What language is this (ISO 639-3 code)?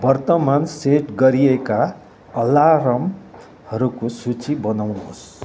nep